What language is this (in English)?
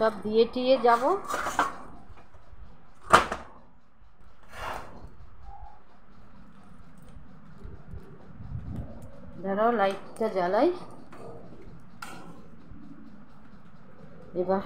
Hindi